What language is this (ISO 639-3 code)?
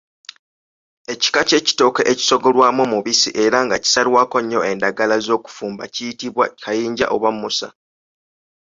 lug